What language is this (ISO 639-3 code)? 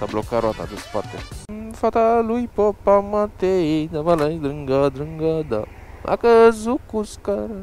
ron